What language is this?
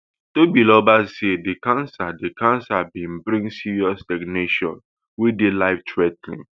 Nigerian Pidgin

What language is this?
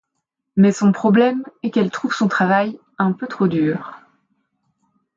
French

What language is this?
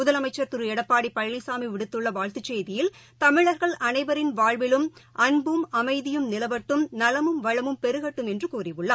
Tamil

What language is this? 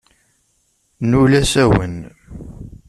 Kabyle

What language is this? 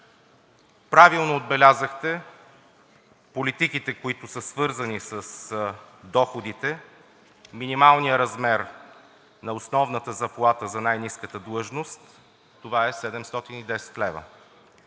Bulgarian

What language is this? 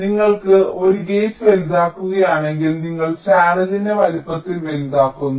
Malayalam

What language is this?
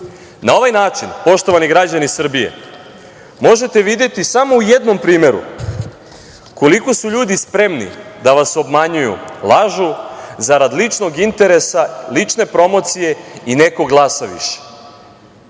Serbian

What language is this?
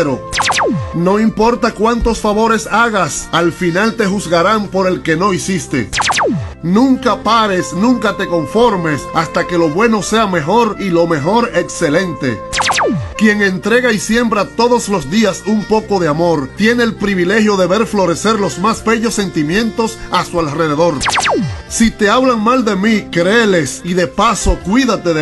Spanish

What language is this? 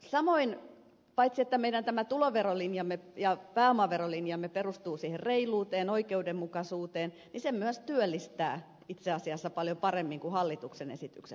Finnish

